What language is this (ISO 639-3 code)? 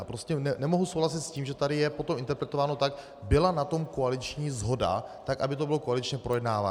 ces